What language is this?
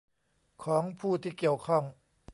Thai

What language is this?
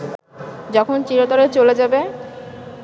Bangla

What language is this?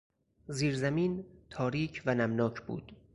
Persian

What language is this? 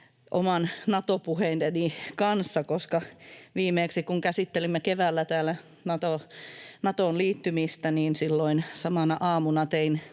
Finnish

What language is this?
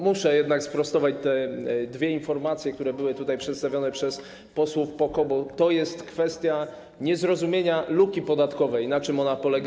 Polish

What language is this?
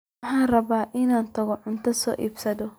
Somali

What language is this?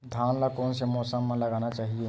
Chhattisgarhi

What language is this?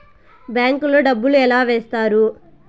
Telugu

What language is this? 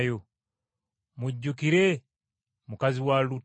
Ganda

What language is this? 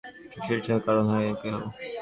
Bangla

